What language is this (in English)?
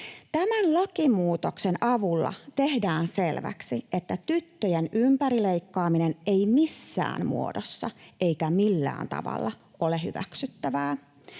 Finnish